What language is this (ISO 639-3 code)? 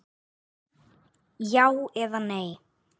isl